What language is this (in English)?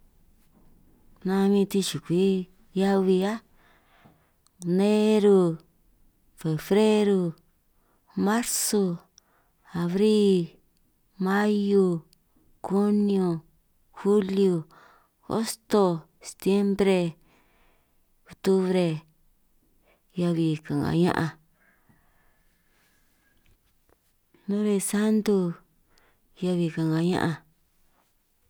San Martín Itunyoso Triqui